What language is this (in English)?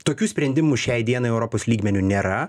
Lithuanian